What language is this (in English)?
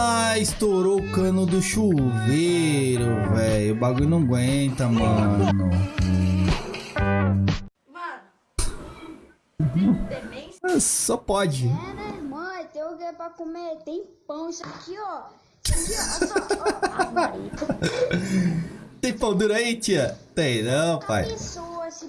Portuguese